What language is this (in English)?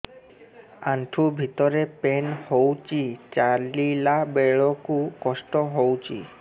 Odia